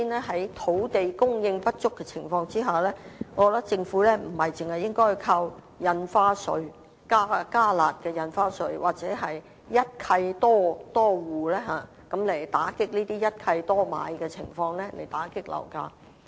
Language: Cantonese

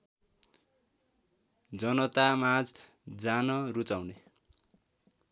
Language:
Nepali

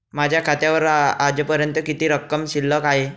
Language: Marathi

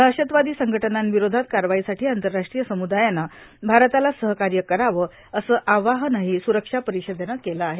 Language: Marathi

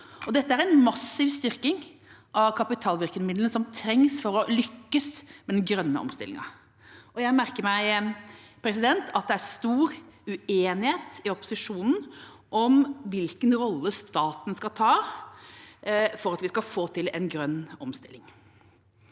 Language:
Norwegian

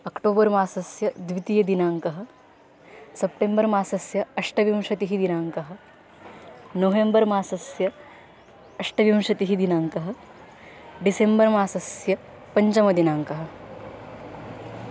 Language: Sanskrit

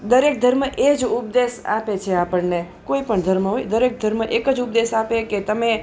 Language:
Gujarati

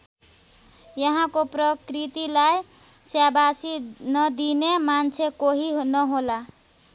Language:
Nepali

